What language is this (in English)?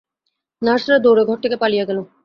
Bangla